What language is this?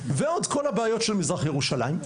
Hebrew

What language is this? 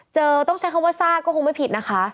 Thai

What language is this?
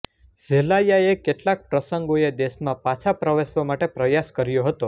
Gujarati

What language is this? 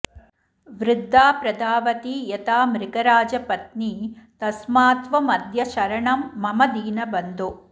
Sanskrit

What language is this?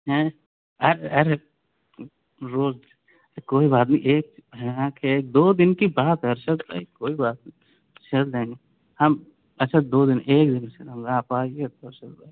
Urdu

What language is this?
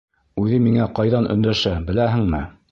Bashkir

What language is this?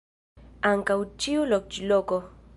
Esperanto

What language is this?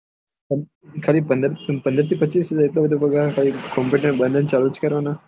Gujarati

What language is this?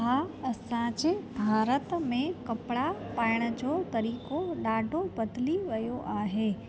Sindhi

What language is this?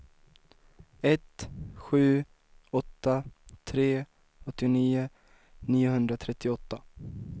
Swedish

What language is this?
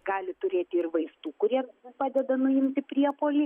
Lithuanian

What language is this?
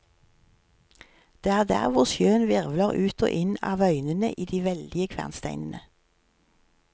Norwegian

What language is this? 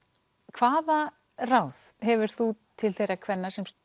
Icelandic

